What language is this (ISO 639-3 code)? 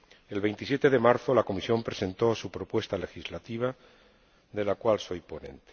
spa